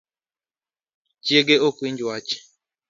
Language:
Luo (Kenya and Tanzania)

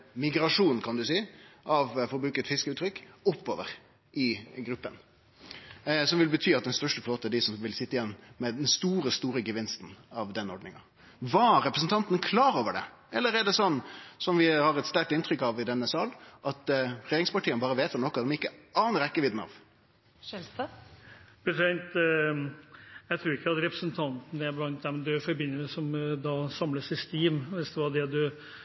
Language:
Norwegian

